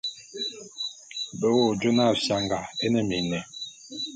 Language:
Bulu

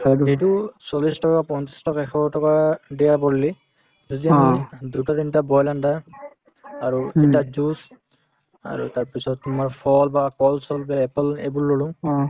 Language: Assamese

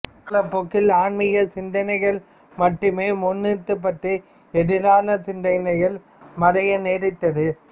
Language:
Tamil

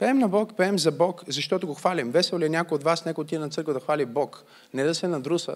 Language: Bulgarian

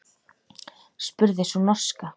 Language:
Icelandic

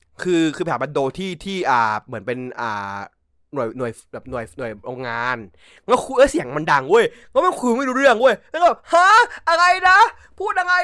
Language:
Thai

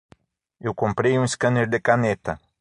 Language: Portuguese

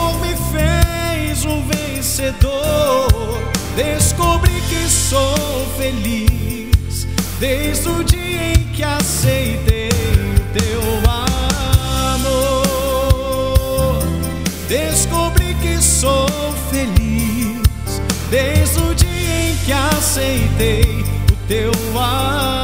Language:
Portuguese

